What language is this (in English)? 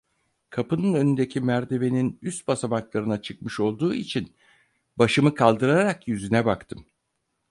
Turkish